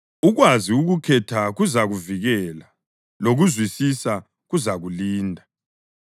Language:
North Ndebele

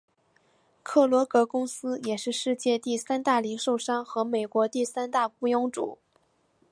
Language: Chinese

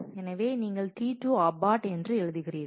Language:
Tamil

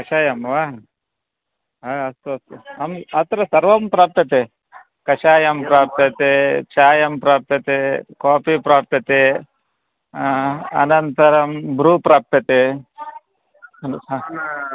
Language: Sanskrit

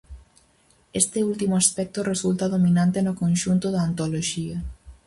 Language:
Galician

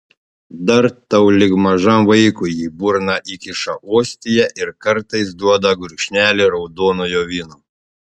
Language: Lithuanian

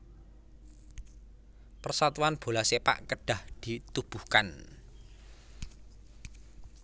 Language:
Javanese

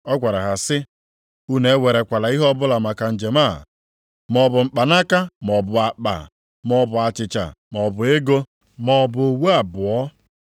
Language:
Igbo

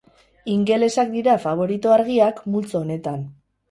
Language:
Basque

